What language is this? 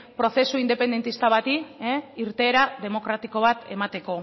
Basque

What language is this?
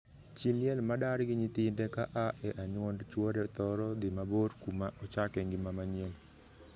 Luo (Kenya and Tanzania)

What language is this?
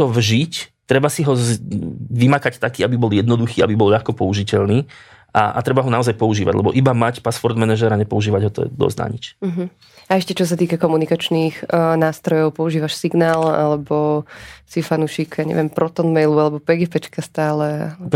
Slovak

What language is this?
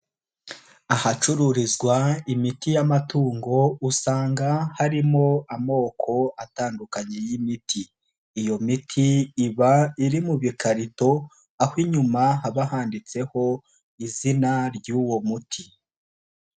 Kinyarwanda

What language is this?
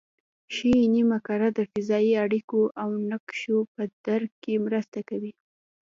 Pashto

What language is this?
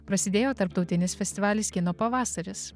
Lithuanian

